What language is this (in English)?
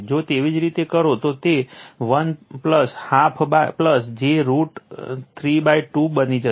Gujarati